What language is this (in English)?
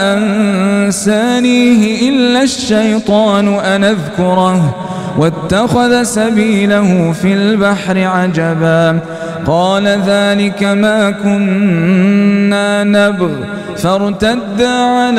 Arabic